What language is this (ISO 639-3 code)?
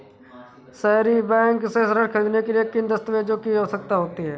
hin